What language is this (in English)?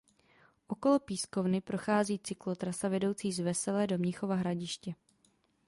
Czech